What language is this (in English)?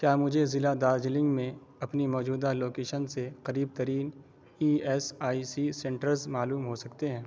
Urdu